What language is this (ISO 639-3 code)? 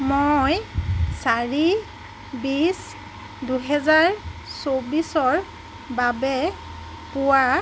asm